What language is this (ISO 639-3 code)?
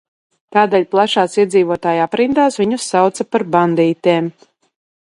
lav